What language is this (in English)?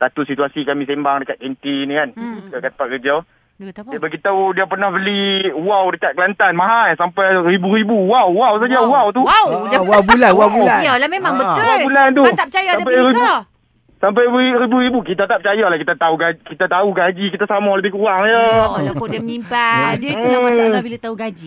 Malay